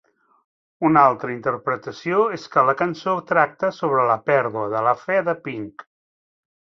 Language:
Catalan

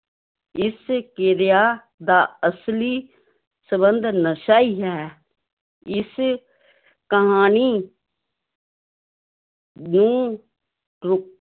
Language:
Punjabi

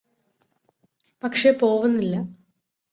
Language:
Malayalam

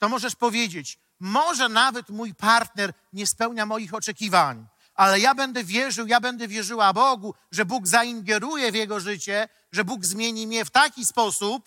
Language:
Polish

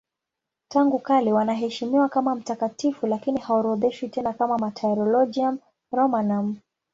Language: Swahili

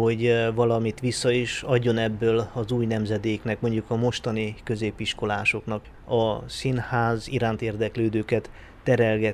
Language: Hungarian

